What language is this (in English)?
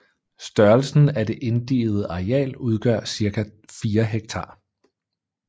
Danish